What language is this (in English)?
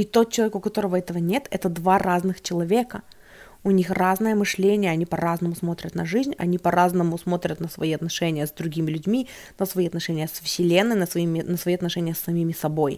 Russian